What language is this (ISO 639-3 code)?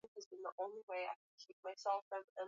swa